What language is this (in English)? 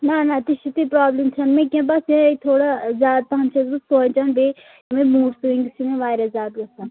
Kashmiri